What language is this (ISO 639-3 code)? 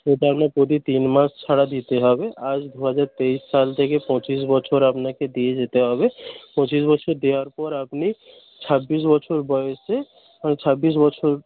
ben